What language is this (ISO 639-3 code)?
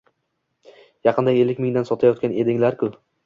uzb